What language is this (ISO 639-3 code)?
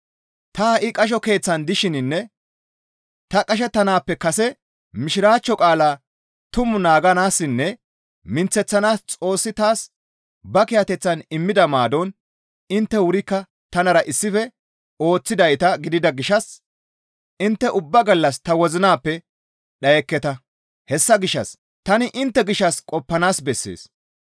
gmv